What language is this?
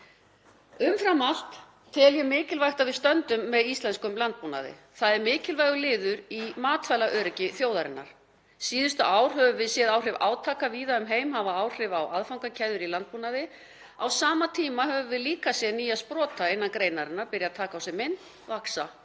Icelandic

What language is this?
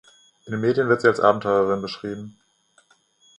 German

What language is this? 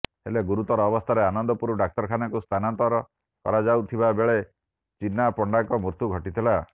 Odia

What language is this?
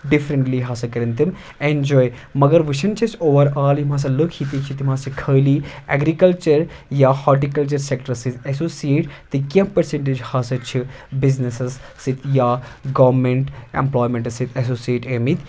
Kashmiri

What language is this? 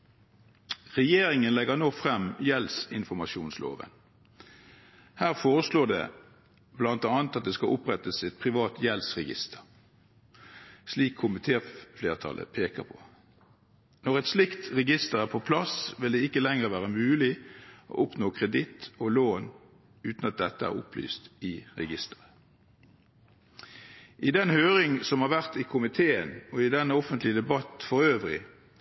Norwegian Bokmål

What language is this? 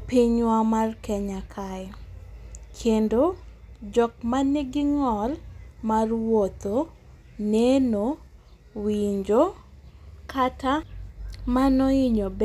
Luo (Kenya and Tanzania)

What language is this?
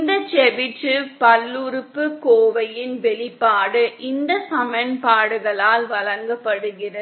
Tamil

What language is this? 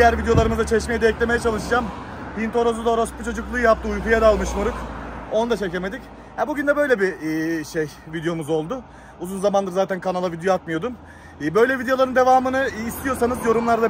Turkish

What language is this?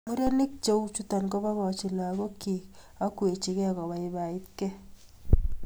Kalenjin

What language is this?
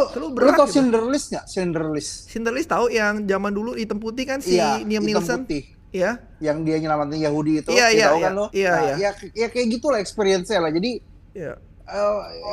Indonesian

